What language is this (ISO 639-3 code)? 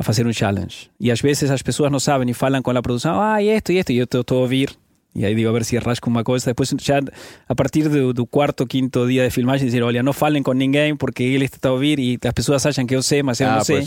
por